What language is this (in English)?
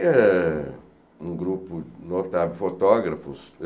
Portuguese